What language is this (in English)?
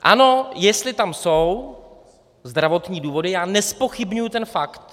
Czech